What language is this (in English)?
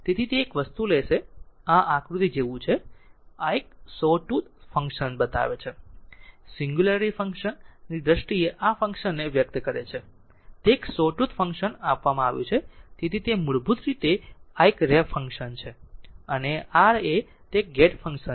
Gujarati